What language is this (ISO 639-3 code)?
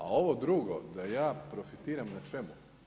hrv